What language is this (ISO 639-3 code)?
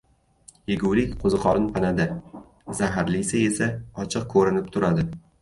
uzb